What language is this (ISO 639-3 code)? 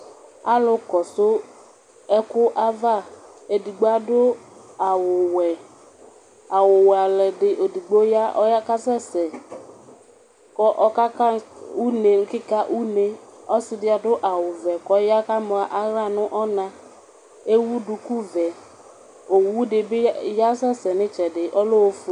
kpo